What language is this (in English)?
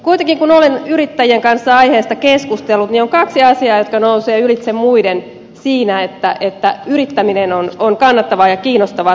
Finnish